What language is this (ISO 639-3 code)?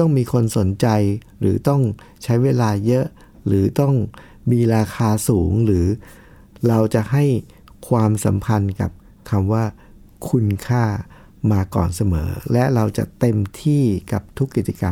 tha